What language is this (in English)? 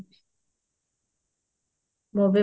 Odia